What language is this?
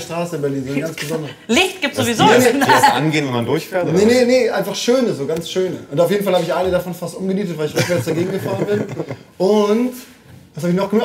German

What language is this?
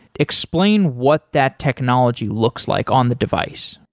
English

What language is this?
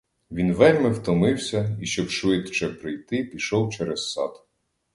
Ukrainian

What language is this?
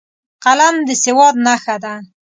Pashto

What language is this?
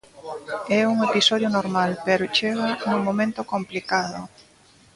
Galician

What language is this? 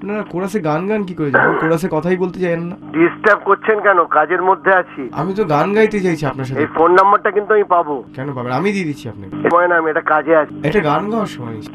Bangla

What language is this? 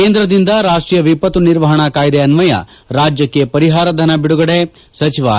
Kannada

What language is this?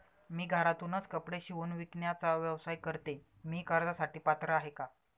Marathi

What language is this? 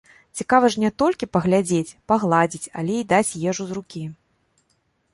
Belarusian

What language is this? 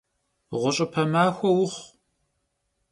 Kabardian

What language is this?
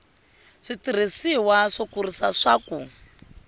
Tsonga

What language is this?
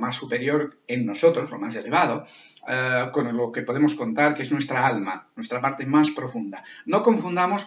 Spanish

